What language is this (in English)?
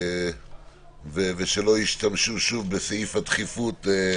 Hebrew